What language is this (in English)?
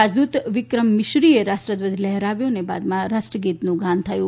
Gujarati